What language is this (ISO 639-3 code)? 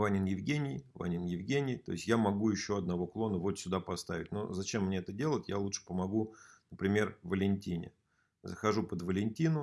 rus